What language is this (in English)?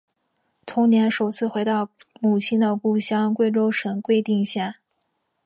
Chinese